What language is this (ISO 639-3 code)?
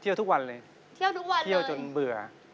tha